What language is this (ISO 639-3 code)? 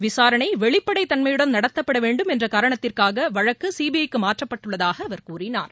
tam